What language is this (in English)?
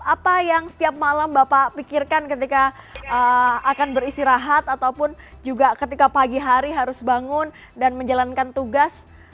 Indonesian